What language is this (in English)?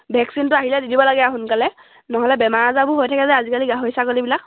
Assamese